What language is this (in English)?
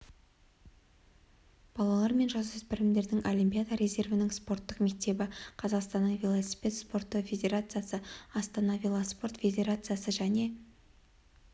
Kazakh